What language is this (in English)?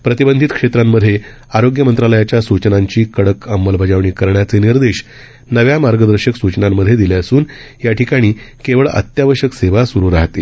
Marathi